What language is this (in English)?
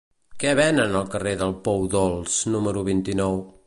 Catalan